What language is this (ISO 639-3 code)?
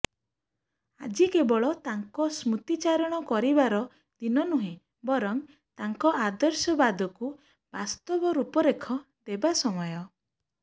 ori